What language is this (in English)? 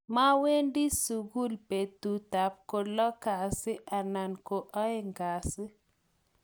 Kalenjin